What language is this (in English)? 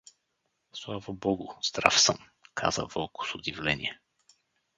Bulgarian